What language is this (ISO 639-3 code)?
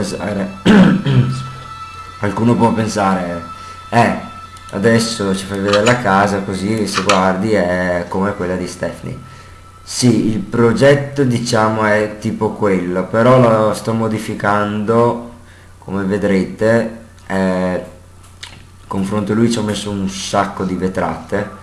ita